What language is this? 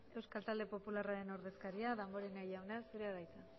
Basque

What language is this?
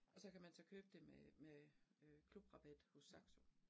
Danish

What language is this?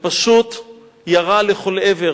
Hebrew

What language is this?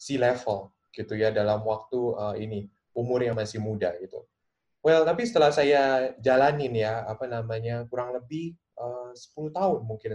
Indonesian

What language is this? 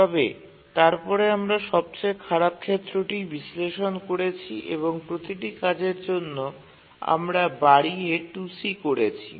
Bangla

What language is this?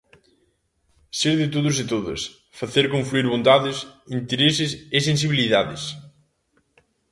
Galician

